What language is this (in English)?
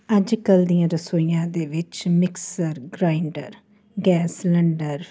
Punjabi